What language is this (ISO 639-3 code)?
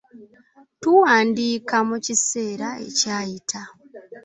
lug